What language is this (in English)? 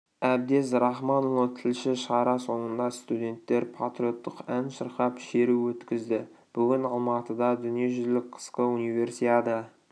Kazakh